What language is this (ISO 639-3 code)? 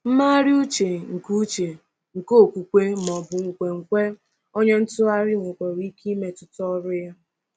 ibo